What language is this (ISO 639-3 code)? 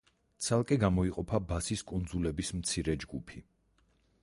kat